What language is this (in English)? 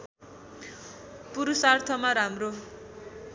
Nepali